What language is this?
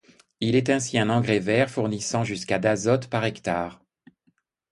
French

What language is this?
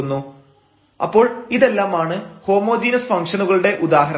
Malayalam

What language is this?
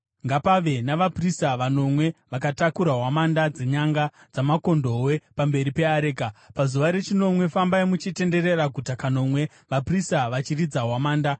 Shona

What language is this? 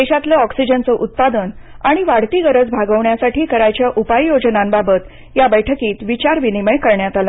Marathi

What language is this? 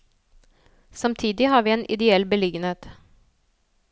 Norwegian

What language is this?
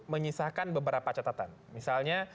Indonesian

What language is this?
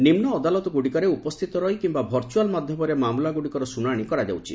Odia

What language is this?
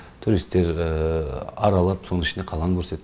Kazakh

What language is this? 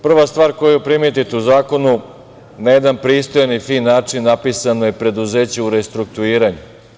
Serbian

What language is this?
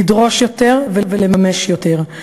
Hebrew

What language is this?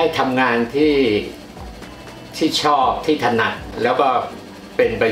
Thai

